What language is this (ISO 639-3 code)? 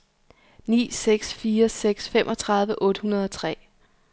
dan